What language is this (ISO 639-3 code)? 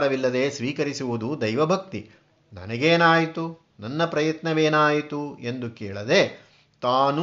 kan